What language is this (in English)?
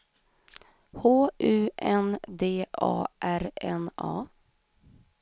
Swedish